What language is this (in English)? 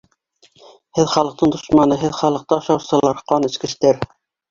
Bashkir